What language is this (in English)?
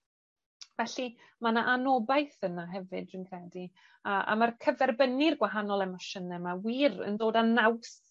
Welsh